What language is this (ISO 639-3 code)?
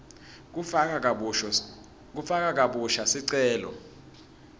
ssw